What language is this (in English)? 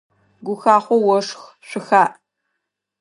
Adyghe